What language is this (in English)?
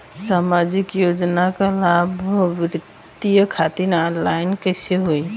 Bhojpuri